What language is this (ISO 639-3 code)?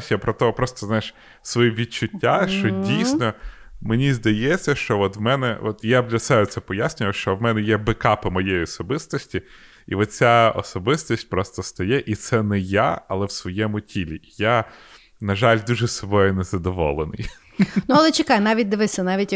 ukr